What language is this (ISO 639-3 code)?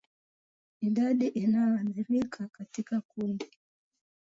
swa